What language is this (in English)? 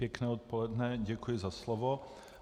Czech